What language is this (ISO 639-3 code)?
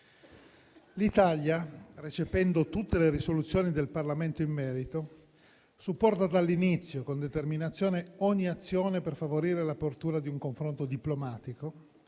ita